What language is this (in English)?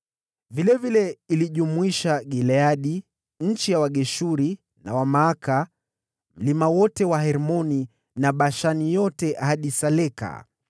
Swahili